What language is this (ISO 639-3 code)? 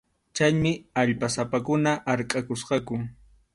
qxu